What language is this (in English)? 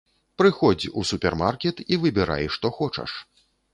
Belarusian